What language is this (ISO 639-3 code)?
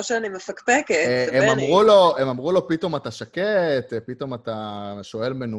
heb